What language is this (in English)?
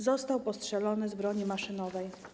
Polish